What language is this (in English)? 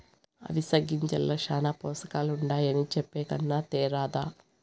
Telugu